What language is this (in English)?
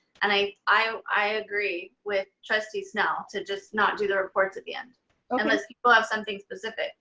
English